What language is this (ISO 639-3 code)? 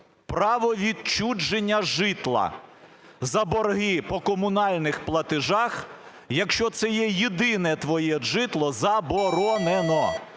ukr